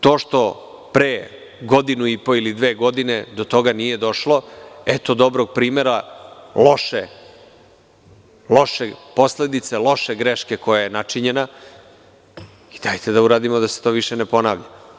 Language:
Serbian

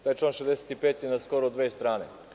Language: Serbian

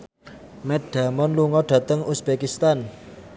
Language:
Javanese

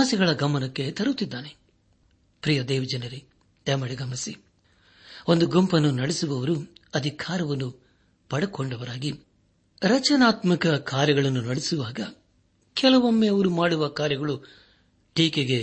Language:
Kannada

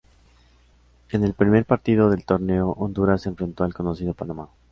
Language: Spanish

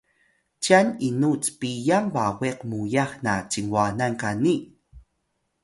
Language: Atayal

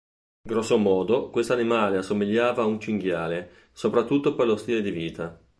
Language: Italian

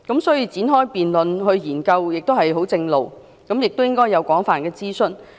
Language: Cantonese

